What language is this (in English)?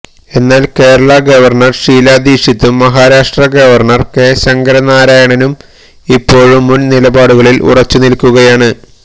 Malayalam